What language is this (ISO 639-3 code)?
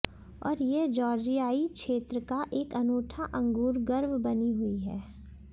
hin